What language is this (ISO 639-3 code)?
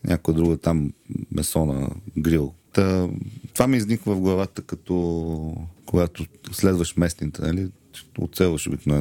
bul